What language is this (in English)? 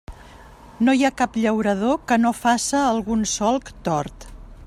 Catalan